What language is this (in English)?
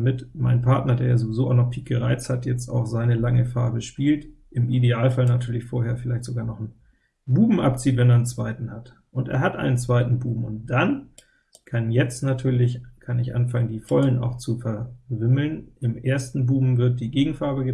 German